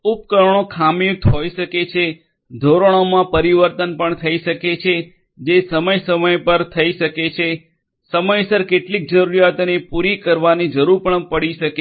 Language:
Gujarati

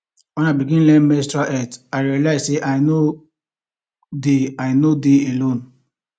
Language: Nigerian Pidgin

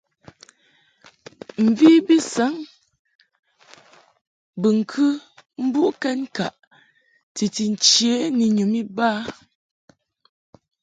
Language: Mungaka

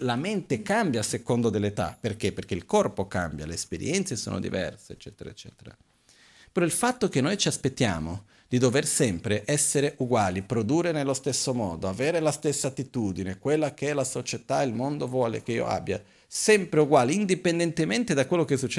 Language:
Italian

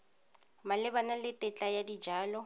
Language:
Tswana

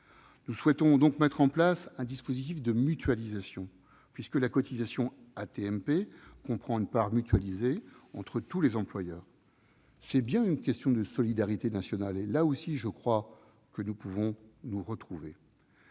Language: French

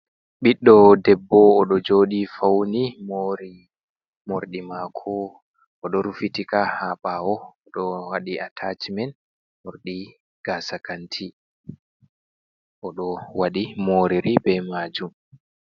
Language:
Fula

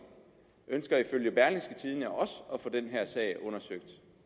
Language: Danish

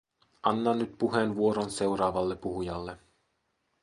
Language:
Finnish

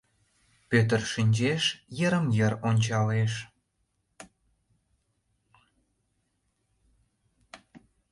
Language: Mari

